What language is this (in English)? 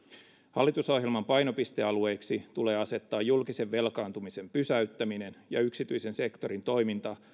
Finnish